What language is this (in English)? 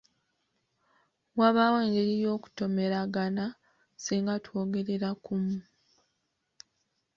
Ganda